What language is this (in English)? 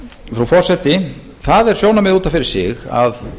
Icelandic